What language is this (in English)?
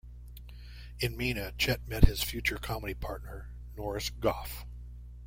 English